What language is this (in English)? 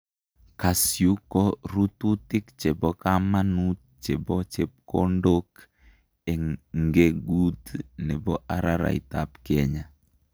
Kalenjin